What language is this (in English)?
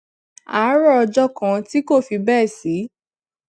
Yoruba